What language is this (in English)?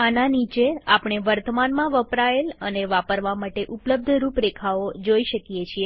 Gujarati